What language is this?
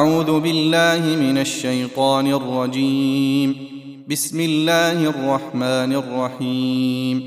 Arabic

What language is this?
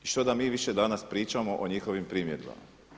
Croatian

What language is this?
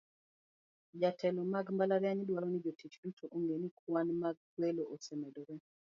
Luo (Kenya and Tanzania)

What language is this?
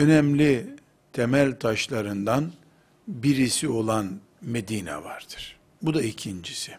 Turkish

